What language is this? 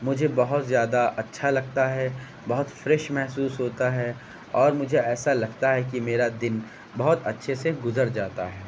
Urdu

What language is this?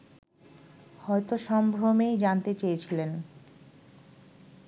Bangla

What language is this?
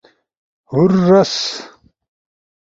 Ushojo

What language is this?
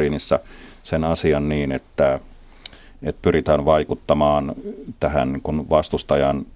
Finnish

